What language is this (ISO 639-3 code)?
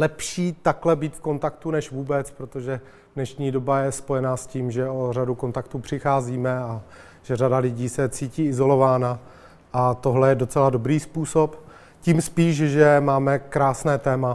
ces